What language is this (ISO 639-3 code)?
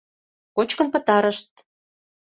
chm